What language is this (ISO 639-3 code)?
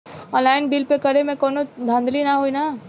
bho